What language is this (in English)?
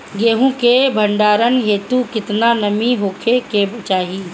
Bhojpuri